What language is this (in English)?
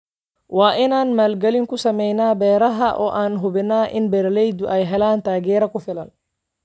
Somali